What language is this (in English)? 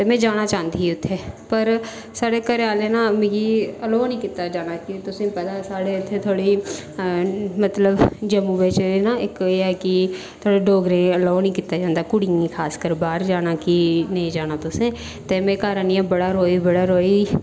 Dogri